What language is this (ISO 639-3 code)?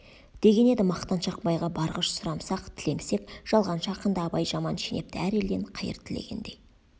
kaz